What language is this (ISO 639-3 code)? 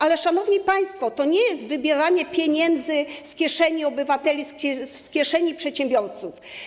pol